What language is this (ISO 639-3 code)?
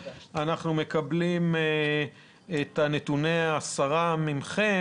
heb